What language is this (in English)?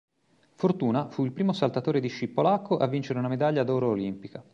Italian